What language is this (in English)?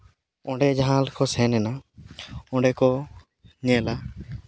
Santali